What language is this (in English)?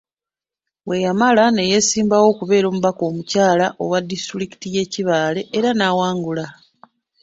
Ganda